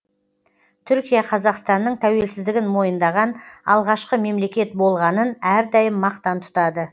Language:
Kazakh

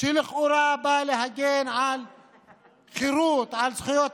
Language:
Hebrew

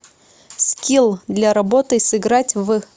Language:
Russian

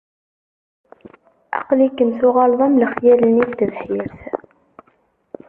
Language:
Kabyle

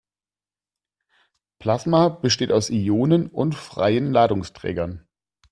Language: German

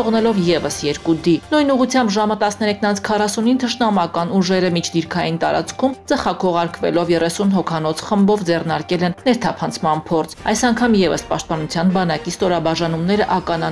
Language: Turkish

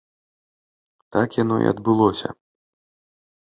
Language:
Belarusian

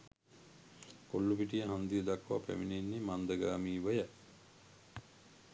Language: Sinhala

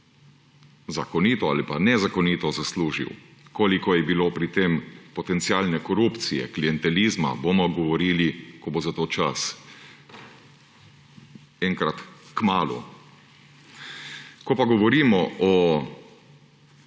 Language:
Slovenian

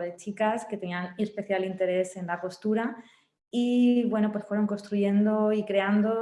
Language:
Spanish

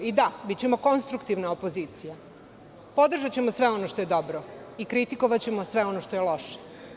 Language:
Serbian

